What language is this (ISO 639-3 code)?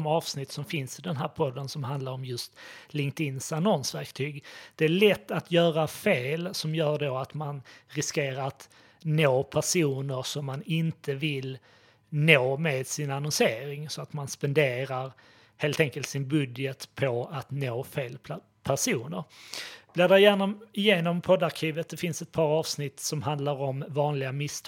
swe